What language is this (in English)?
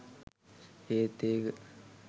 Sinhala